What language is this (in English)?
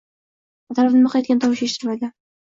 Uzbek